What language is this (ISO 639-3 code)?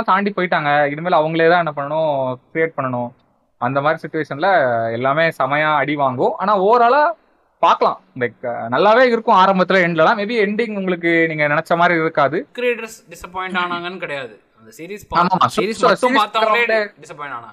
tam